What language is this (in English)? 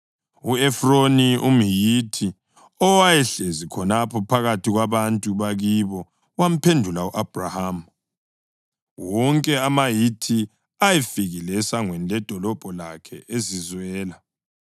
North Ndebele